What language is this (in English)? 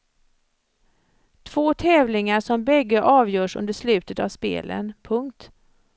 Swedish